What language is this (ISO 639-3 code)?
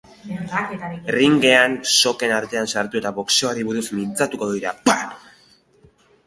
eus